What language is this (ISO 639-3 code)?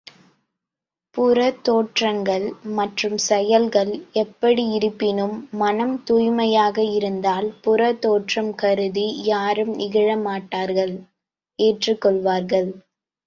tam